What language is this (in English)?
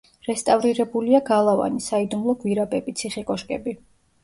Georgian